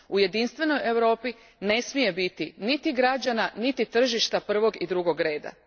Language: Croatian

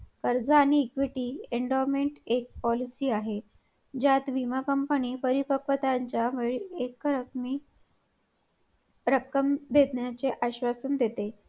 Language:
Marathi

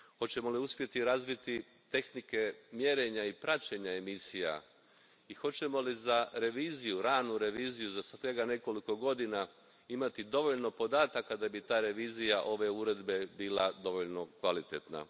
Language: Croatian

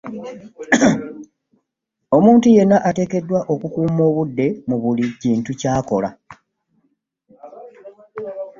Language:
Ganda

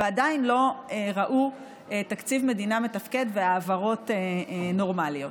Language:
Hebrew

